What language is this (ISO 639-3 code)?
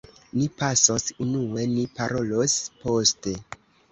epo